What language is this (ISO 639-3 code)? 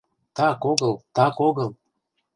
chm